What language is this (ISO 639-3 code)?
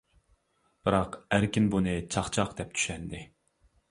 uig